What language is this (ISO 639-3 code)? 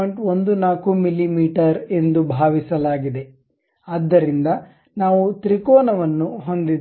kan